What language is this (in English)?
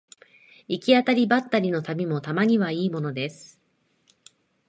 Japanese